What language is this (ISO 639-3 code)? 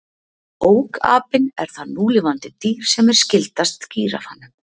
isl